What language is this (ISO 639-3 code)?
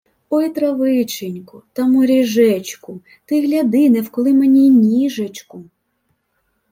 ukr